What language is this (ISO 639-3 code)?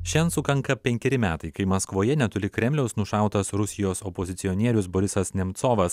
lit